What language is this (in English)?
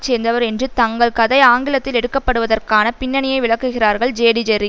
Tamil